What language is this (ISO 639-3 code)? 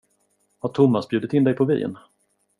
swe